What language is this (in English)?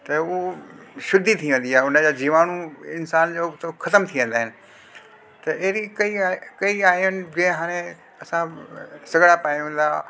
Sindhi